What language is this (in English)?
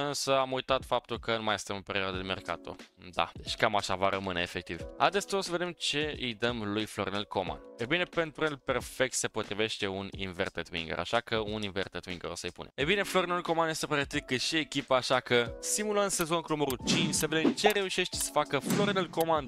Romanian